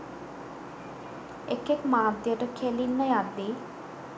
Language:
Sinhala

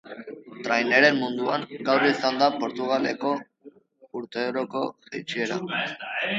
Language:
Basque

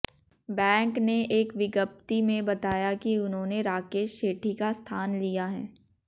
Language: Hindi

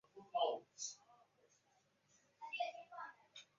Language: Chinese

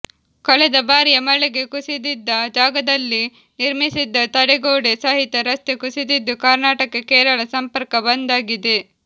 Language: Kannada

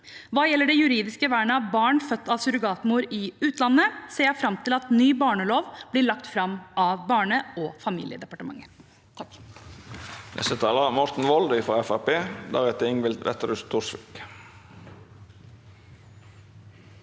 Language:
Norwegian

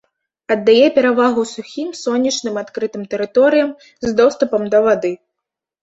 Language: Belarusian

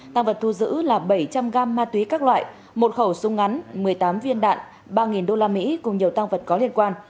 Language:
Vietnamese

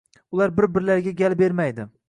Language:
Uzbek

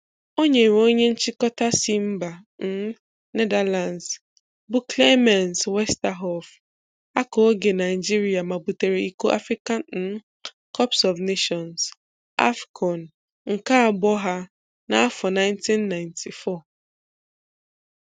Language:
Igbo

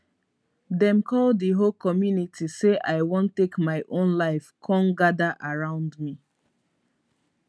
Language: Nigerian Pidgin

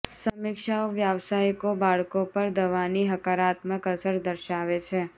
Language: Gujarati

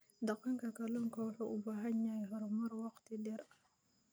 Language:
Somali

